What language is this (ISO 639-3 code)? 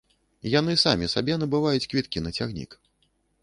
bel